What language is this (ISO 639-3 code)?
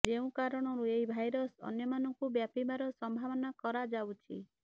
ori